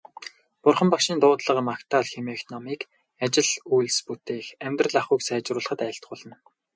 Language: Mongolian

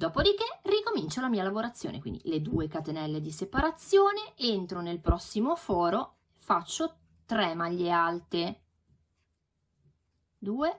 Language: Italian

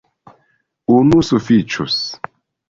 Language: Esperanto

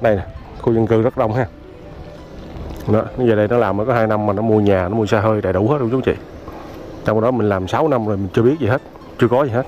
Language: Vietnamese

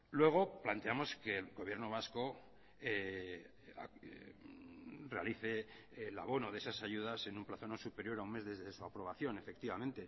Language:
Spanish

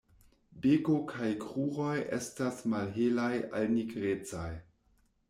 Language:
Esperanto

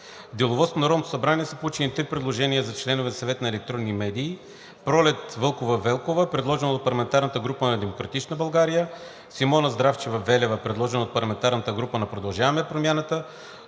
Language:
Bulgarian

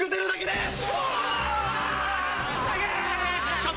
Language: Japanese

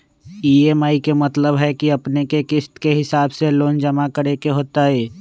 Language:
Magahi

